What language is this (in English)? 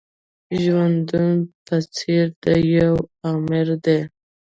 Pashto